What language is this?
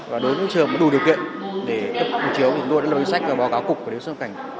Vietnamese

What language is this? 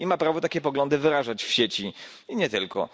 Polish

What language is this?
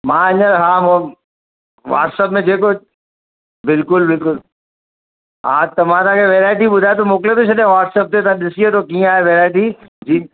Sindhi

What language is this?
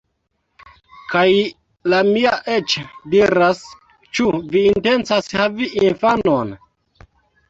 Esperanto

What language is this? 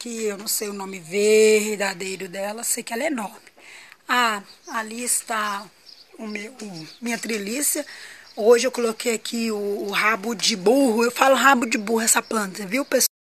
Portuguese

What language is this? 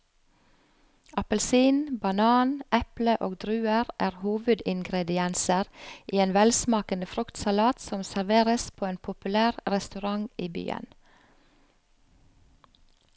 Norwegian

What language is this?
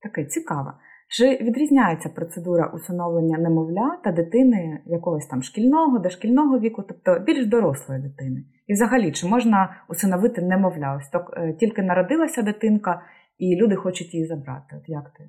Ukrainian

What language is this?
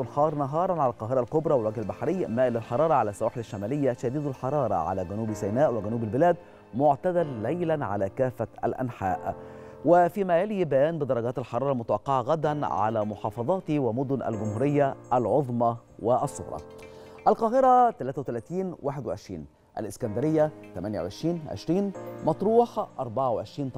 Arabic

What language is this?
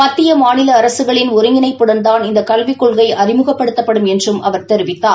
Tamil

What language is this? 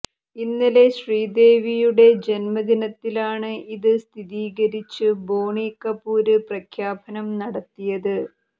Malayalam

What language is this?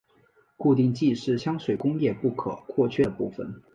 Chinese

